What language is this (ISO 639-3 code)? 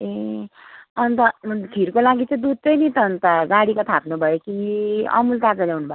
nep